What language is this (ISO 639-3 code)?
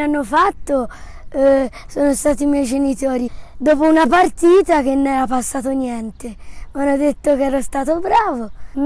ita